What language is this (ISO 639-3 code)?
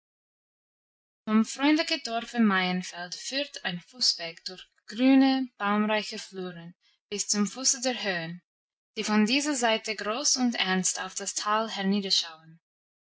deu